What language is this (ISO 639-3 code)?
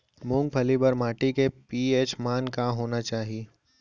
hne